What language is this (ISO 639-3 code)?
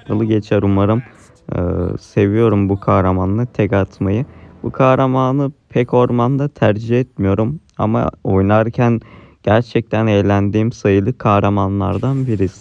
tur